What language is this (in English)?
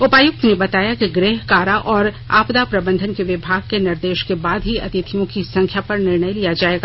Hindi